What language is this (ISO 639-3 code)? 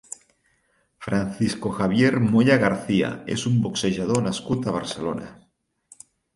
cat